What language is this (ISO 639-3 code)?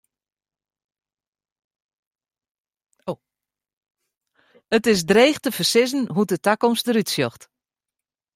fry